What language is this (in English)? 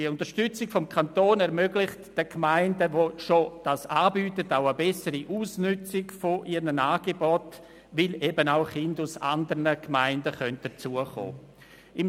Swiss German